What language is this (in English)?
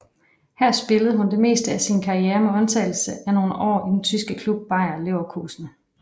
Danish